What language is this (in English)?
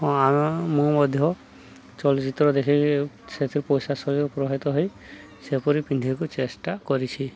Odia